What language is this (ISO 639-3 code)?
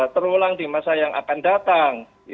ind